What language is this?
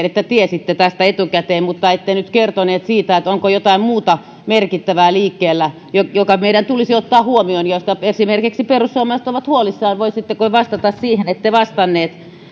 Finnish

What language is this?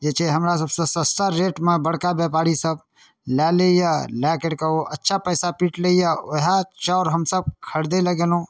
Maithili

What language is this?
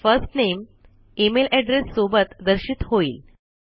Marathi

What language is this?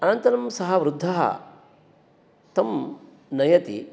Sanskrit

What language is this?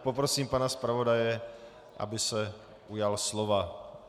Czech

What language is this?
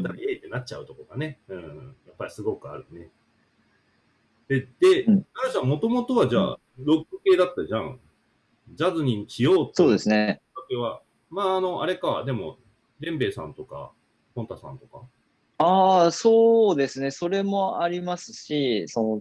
Japanese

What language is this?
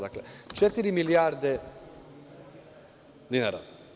Serbian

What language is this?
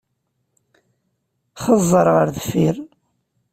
Kabyle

